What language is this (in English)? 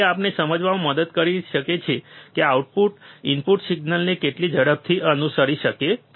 Gujarati